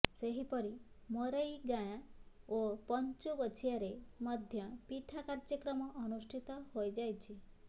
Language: Odia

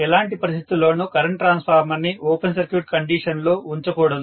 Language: Telugu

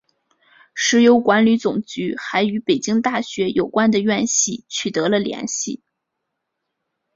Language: Chinese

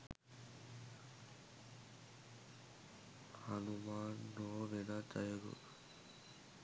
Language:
Sinhala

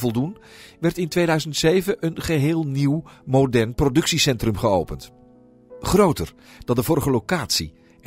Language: Dutch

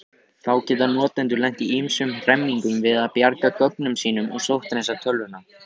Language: Icelandic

